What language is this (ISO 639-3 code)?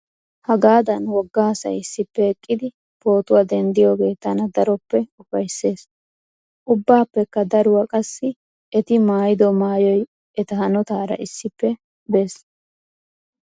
wal